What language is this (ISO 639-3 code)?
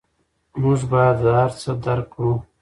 pus